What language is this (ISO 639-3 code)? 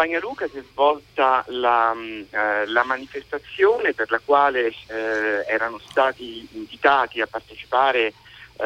ita